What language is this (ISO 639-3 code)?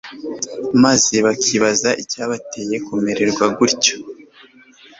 kin